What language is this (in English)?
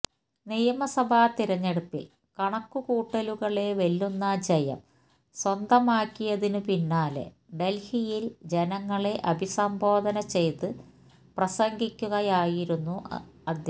Malayalam